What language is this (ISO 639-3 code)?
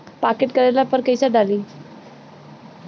bho